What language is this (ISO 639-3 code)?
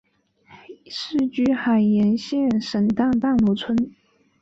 zho